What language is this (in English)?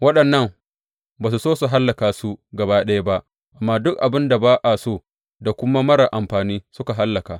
Hausa